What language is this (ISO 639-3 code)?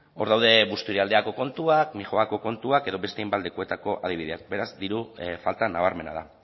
eus